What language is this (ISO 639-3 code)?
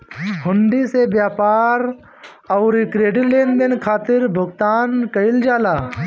bho